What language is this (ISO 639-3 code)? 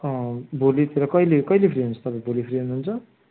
nep